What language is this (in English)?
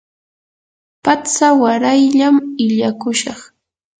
Yanahuanca Pasco Quechua